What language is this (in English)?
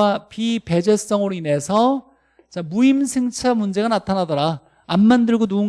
Korean